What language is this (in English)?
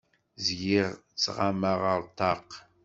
Kabyle